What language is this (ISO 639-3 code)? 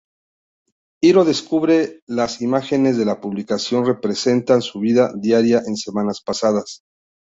spa